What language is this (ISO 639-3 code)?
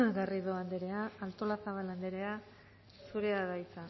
eus